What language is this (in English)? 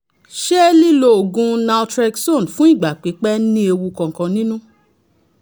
Yoruba